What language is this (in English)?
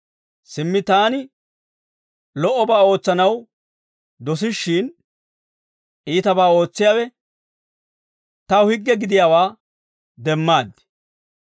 Dawro